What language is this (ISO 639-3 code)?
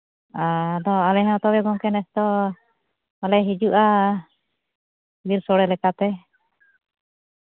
sat